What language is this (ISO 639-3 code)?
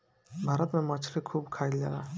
bho